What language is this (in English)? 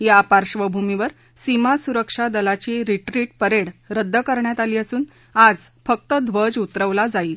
Marathi